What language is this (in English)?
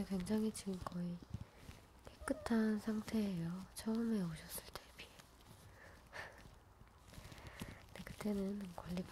Korean